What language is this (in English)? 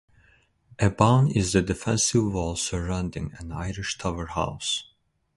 English